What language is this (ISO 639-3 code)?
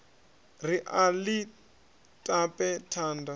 ven